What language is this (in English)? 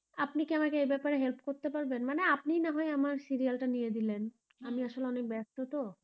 Bangla